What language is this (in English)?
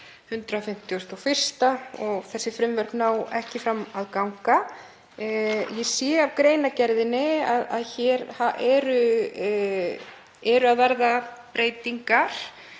Icelandic